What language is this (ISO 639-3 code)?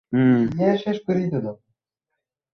ben